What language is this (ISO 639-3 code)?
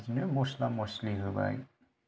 brx